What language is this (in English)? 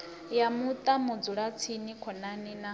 Venda